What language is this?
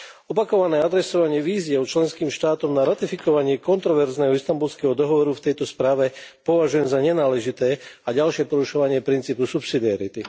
Slovak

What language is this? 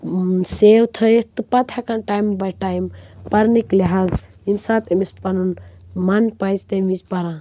Kashmiri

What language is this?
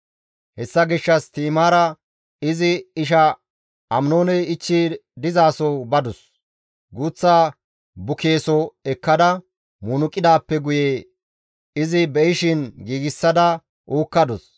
Gamo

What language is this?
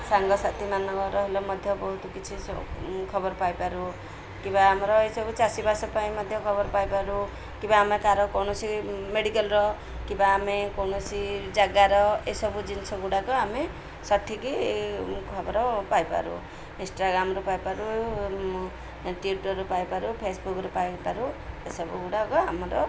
Odia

